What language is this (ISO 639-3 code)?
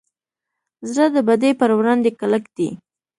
pus